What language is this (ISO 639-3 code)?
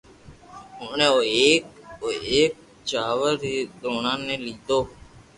lrk